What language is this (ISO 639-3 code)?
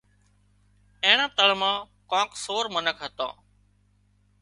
kxp